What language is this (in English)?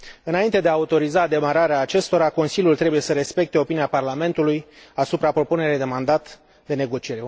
Romanian